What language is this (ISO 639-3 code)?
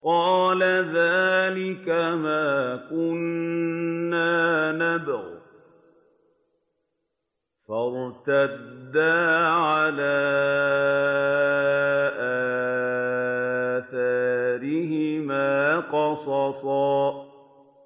ara